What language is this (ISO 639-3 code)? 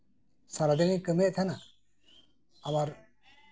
sat